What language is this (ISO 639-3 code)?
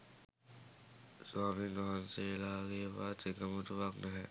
sin